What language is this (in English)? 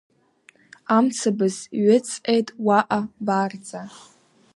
Abkhazian